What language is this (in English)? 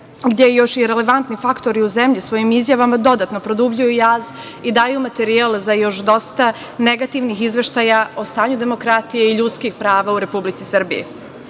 Serbian